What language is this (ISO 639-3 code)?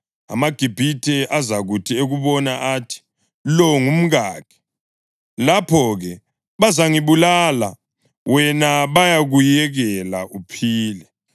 nde